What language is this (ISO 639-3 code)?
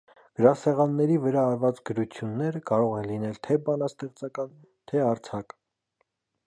hye